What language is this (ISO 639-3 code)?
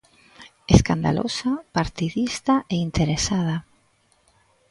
glg